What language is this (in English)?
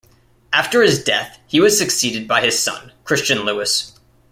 English